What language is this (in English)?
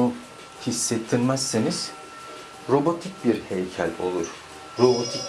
Turkish